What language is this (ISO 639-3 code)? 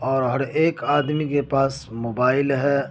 urd